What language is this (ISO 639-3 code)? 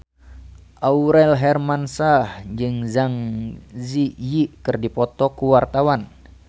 sun